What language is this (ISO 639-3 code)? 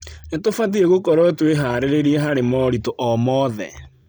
kik